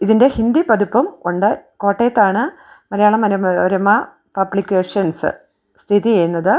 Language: Malayalam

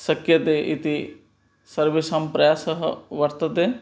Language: Sanskrit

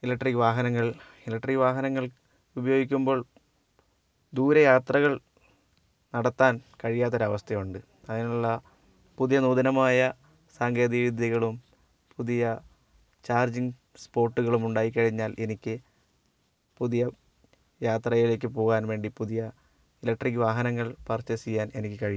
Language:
Malayalam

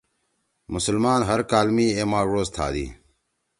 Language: Torwali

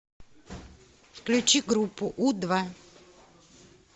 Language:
Russian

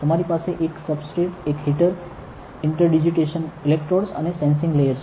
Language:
Gujarati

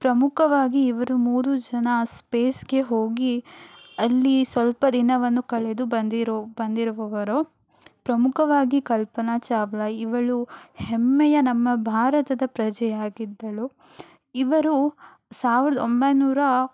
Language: Kannada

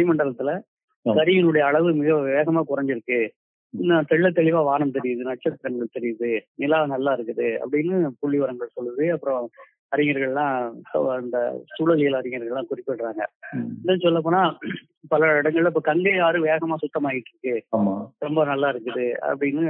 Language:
Tamil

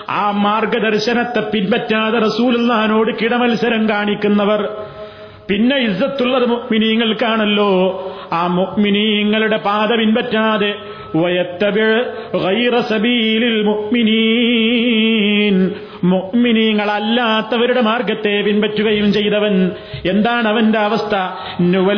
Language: Malayalam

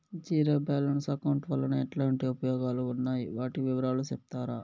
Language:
Telugu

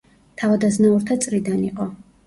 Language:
Georgian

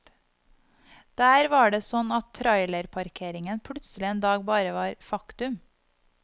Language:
Norwegian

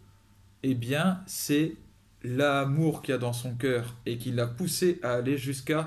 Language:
French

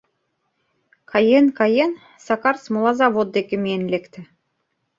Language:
Mari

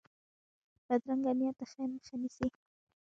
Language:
Pashto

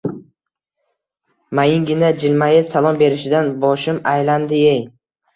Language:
Uzbek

